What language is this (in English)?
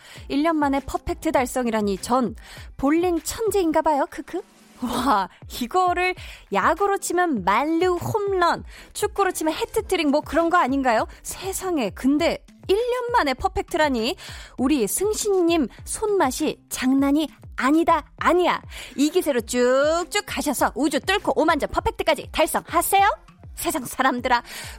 Korean